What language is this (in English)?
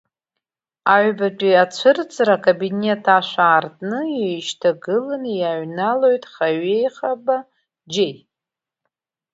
Abkhazian